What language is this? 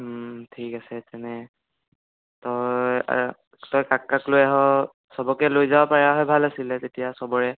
Assamese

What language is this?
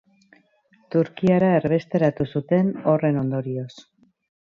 Basque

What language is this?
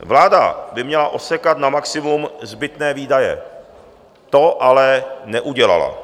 Czech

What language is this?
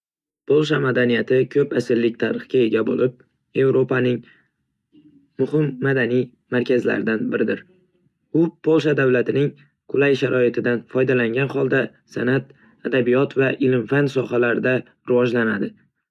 Uzbek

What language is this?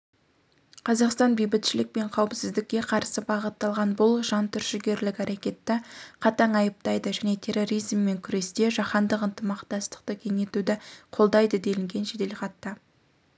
Kazakh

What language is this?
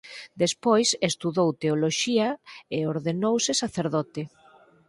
Galician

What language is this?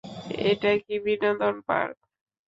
Bangla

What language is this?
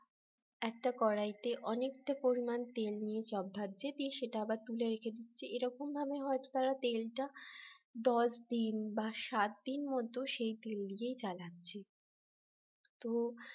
Bangla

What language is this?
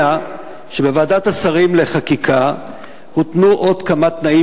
Hebrew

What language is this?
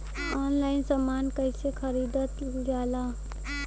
Bhojpuri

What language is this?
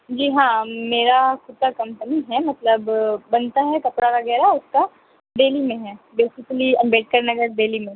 Urdu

